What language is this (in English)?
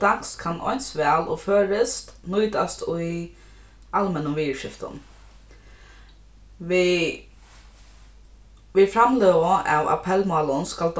Faroese